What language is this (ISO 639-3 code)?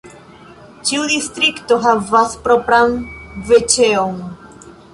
epo